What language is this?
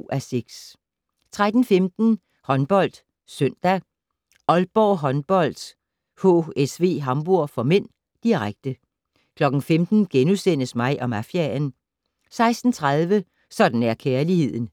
Danish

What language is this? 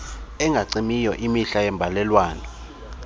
Xhosa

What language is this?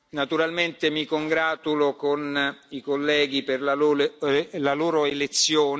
Italian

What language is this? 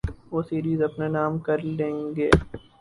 Urdu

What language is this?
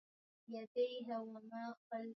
Swahili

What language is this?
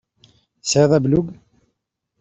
Kabyle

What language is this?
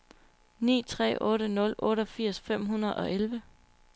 Danish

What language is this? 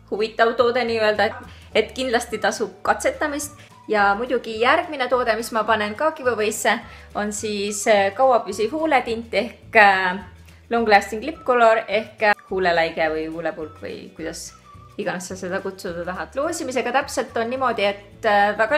Finnish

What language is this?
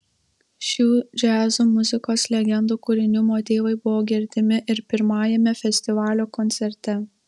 Lithuanian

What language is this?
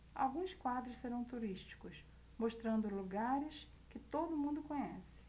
Portuguese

